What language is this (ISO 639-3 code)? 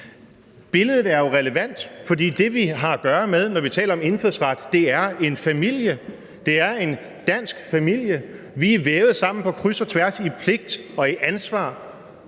dan